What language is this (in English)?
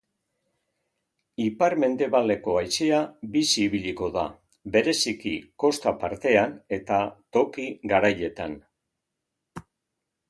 Basque